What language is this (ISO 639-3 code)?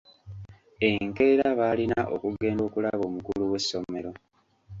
lug